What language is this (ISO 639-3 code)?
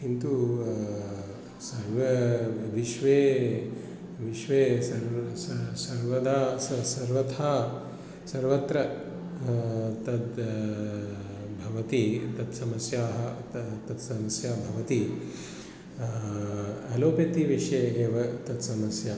san